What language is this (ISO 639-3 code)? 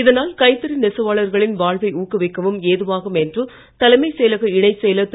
tam